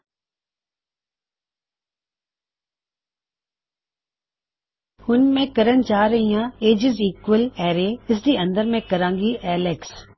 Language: Punjabi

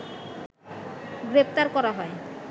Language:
Bangla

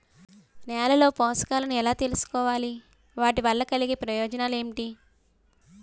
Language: Telugu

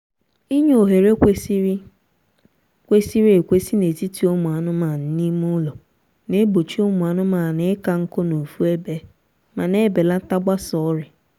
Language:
Igbo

